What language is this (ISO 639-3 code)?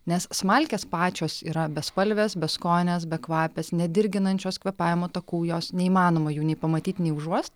lit